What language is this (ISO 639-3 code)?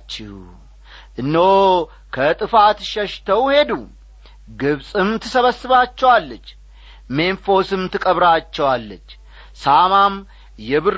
amh